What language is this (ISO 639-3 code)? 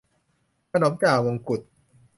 tha